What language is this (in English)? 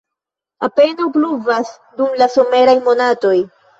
Esperanto